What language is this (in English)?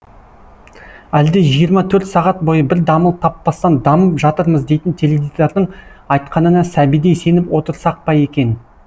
Kazakh